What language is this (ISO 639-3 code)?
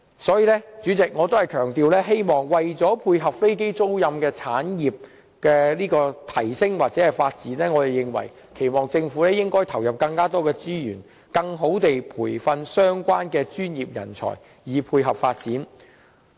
yue